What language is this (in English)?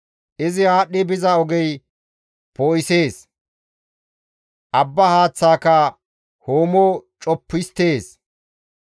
Gamo